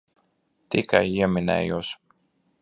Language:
Latvian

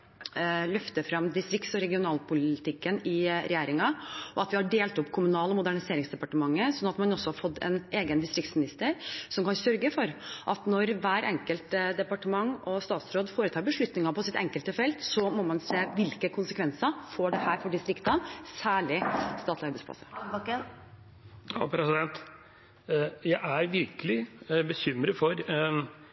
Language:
Norwegian Bokmål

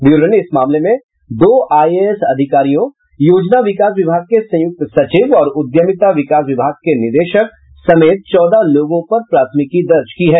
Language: Hindi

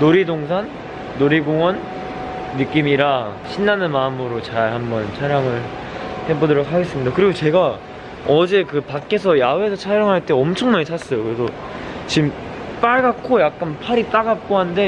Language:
Korean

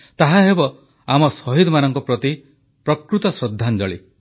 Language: Odia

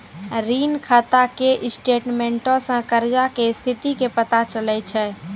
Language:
Maithili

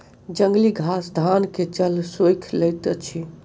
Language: Maithili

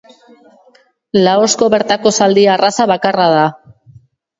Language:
Basque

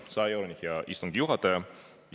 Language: Estonian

